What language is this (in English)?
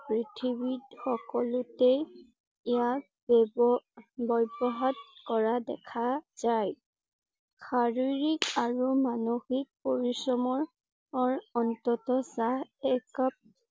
Assamese